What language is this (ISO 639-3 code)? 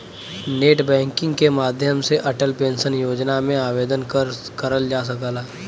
bho